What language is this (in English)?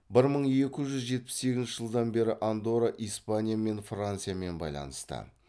Kazakh